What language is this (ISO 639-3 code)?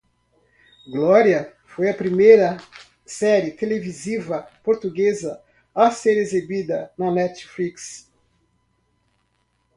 por